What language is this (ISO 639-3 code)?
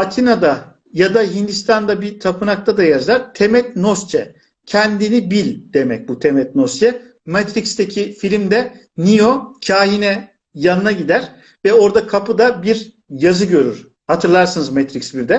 tur